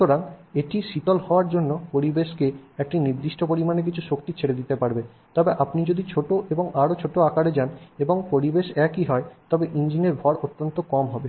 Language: Bangla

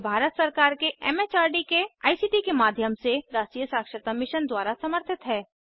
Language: Hindi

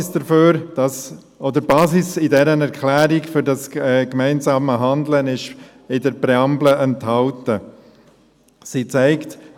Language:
Swiss German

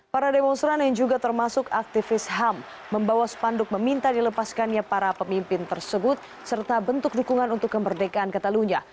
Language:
Indonesian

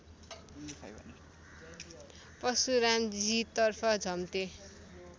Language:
Nepali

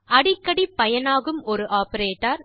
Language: Tamil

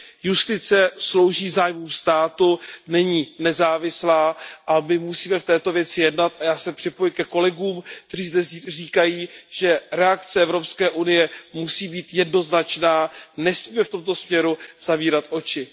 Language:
Czech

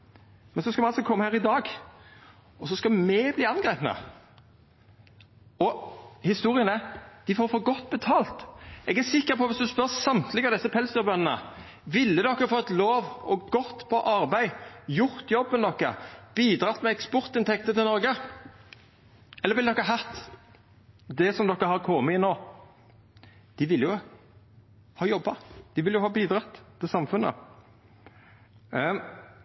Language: Norwegian Nynorsk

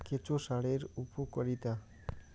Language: Bangla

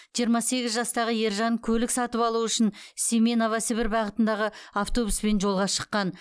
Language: Kazakh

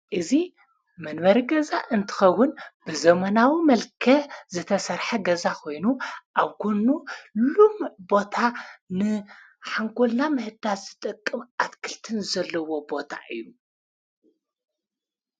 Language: Tigrinya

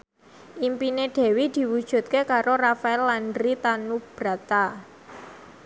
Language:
Javanese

